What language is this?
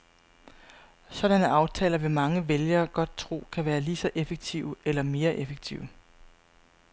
Danish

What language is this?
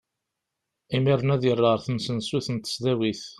Kabyle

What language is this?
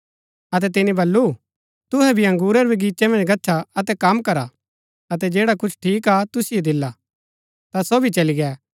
Gaddi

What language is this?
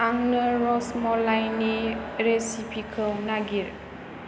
Bodo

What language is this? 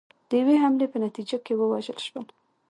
Pashto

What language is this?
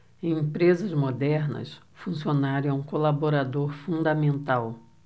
Portuguese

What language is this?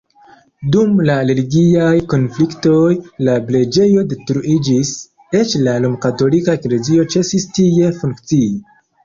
Esperanto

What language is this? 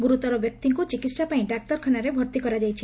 Odia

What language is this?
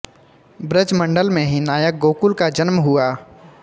Hindi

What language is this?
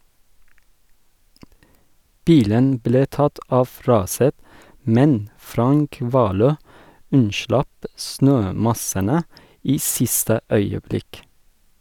Norwegian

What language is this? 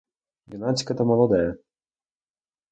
Ukrainian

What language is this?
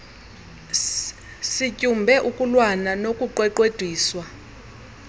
Xhosa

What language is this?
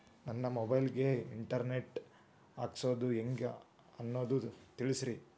Kannada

